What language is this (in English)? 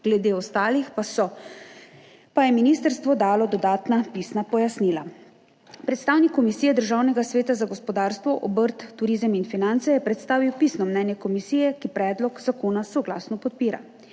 Slovenian